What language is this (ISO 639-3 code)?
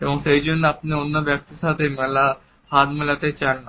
ben